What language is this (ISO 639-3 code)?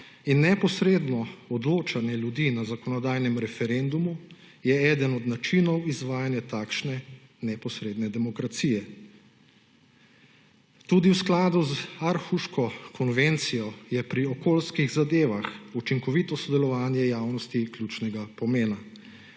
slv